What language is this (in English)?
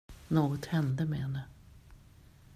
Swedish